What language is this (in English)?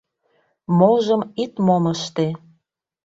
Mari